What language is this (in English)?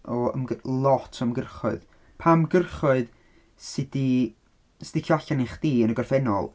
Welsh